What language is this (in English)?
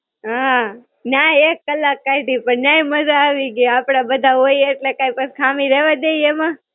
Gujarati